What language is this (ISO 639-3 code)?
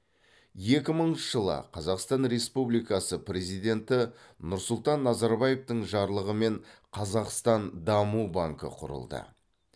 kaz